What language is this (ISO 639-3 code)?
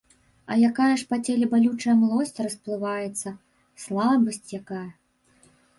bel